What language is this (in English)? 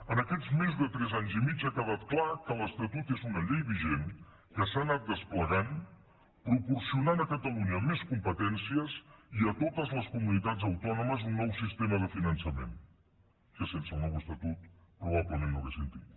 Catalan